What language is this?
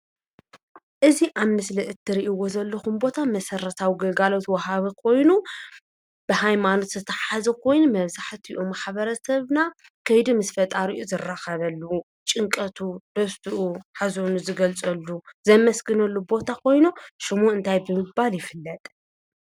Tigrinya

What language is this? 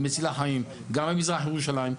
Hebrew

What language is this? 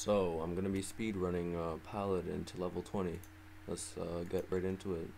English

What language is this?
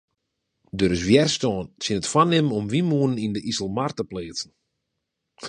Western Frisian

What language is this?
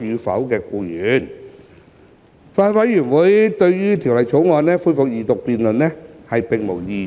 Cantonese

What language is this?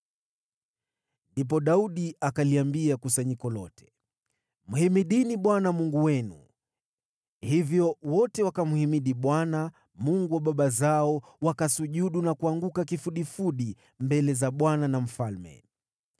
Swahili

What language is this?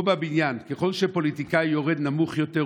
Hebrew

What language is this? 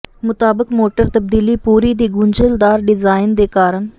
Punjabi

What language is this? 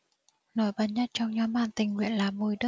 Vietnamese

